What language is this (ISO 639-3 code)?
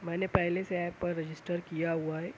urd